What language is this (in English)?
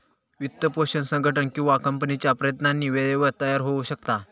Marathi